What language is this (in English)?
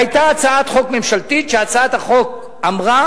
Hebrew